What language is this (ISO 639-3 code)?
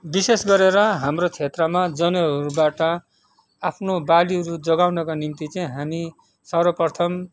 nep